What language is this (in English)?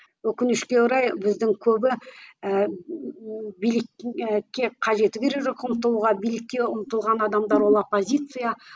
Kazakh